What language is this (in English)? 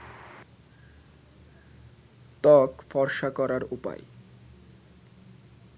Bangla